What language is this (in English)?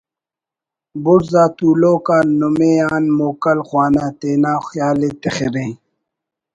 Brahui